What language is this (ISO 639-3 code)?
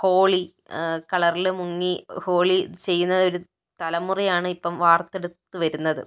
mal